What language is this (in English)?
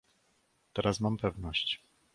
Polish